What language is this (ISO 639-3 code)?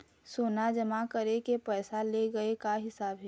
hne